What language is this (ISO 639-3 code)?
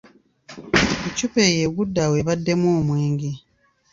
lug